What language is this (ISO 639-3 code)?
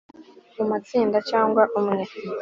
kin